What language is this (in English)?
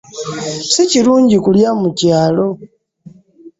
Ganda